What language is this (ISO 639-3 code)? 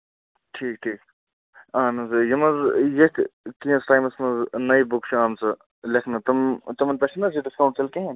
kas